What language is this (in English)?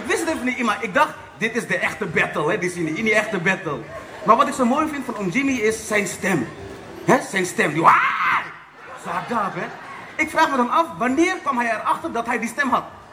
Dutch